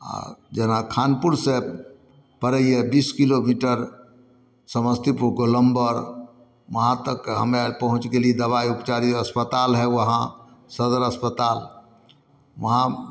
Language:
Maithili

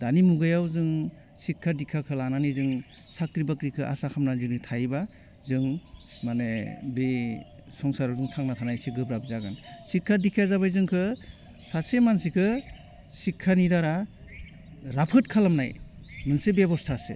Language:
Bodo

